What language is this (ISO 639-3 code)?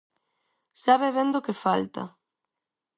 glg